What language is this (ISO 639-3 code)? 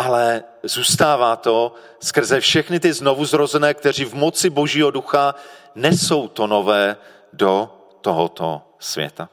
ces